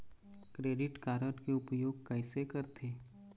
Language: Chhattisgarhi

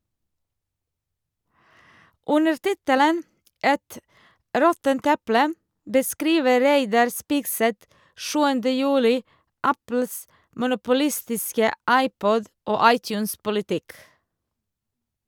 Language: Norwegian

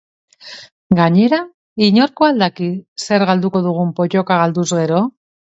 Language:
Basque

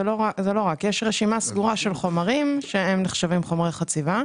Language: Hebrew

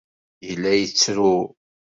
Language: Kabyle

